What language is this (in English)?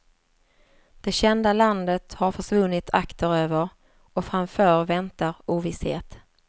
Swedish